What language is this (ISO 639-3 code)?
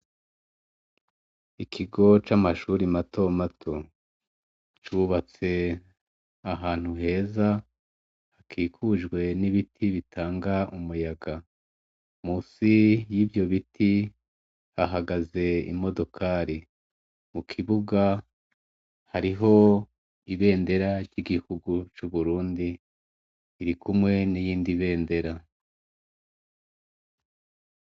run